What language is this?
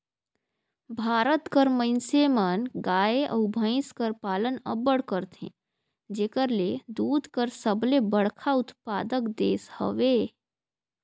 Chhattisgarhi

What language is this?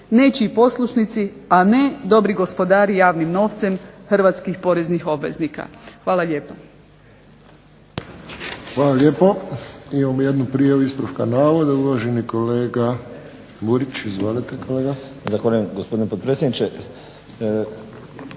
Croatian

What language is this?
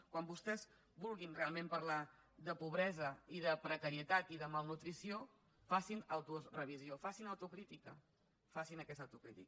Catalan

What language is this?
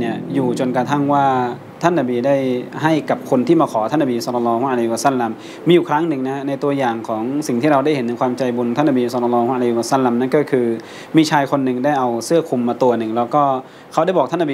Thai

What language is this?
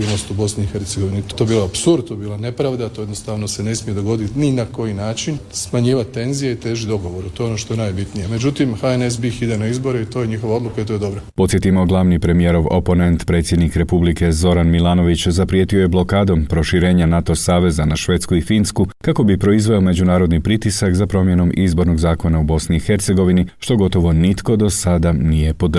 Croatian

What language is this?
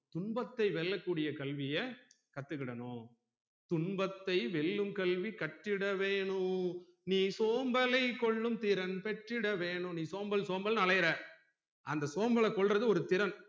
Tamil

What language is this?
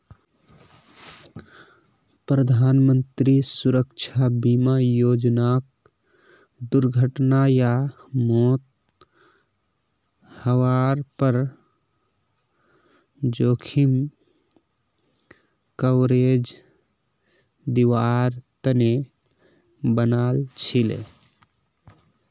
Magahi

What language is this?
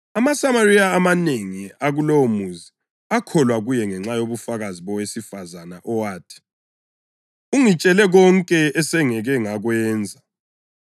North Ndebele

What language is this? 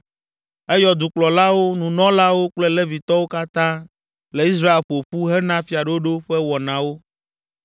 Ewe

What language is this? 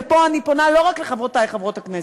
Hebrew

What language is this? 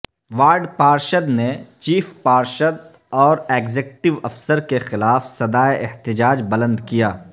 Urdu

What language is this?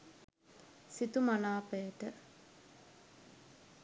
Sinhala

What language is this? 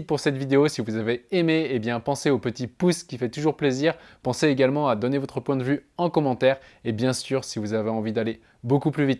French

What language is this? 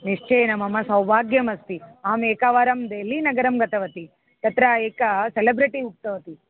Sanskrit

